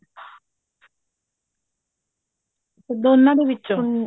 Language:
Punjabi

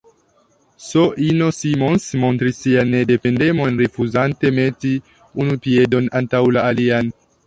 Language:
Esperanto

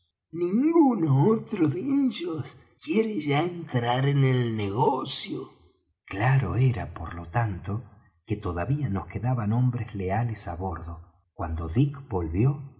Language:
Spanish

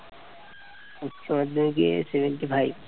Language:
Bangla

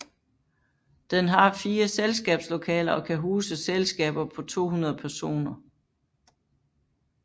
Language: Danish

